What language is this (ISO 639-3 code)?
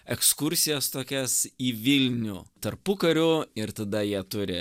lit